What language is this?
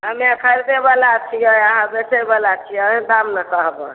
Maithili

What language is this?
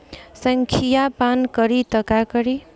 Bhojpuri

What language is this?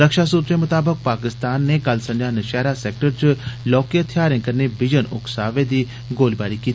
Dogri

